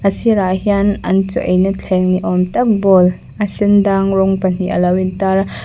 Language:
Mizo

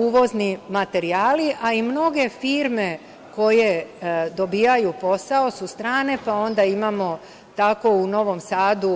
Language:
Serbian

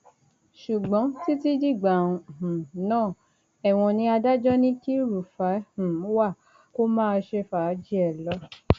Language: Yoruba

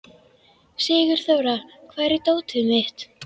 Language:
Icelandic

